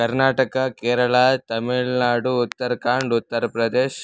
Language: Sanskrit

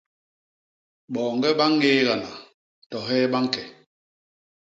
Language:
Basaa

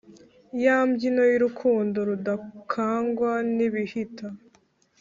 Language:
Kinyarwanda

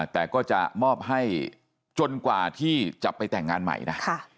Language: Thai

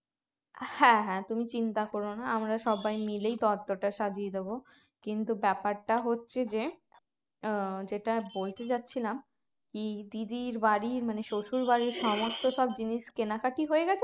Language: Bangla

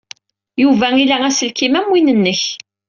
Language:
Kabyle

